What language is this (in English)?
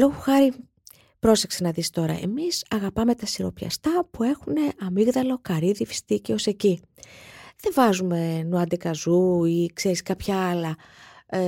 Greek